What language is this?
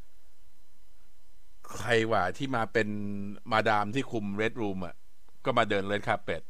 Thai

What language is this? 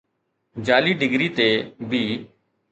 Sindhi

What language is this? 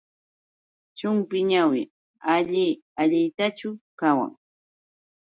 Yauyos Quechua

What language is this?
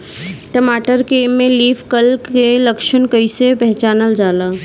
Bhojpuri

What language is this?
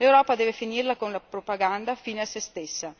Italian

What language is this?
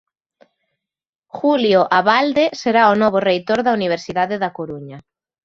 Galician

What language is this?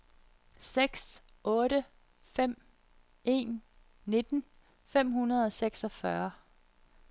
Danish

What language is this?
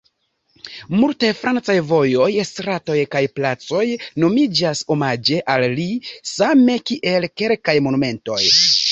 Esperanto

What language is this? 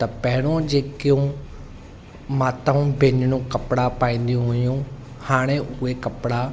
Sindhi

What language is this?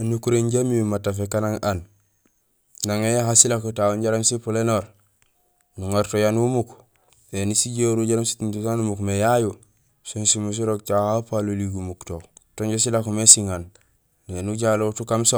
Gusilay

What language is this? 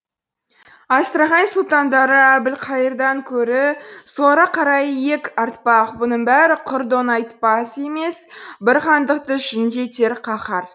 Kazakh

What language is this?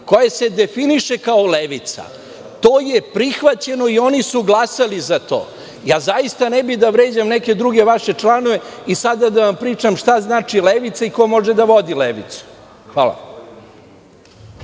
Serbian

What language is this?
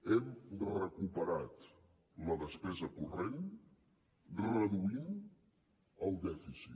Catalan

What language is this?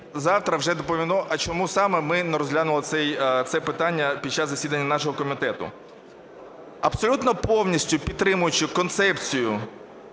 Ukrainian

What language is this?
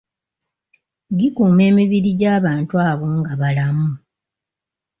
Ganda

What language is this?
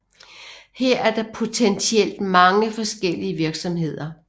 Danish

